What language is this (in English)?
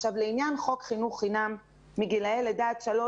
Hebrew